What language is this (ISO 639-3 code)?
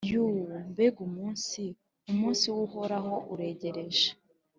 kin